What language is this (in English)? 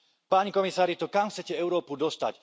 Slovak